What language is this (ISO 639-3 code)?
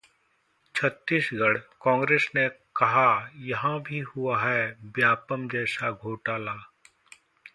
hin